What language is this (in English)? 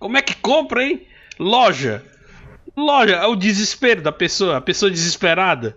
Portuguese